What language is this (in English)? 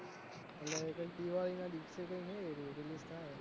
Gujarati